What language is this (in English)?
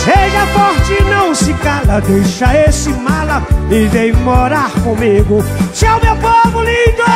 Portuguese